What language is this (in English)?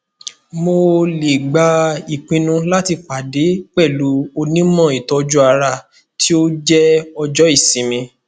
Yoruba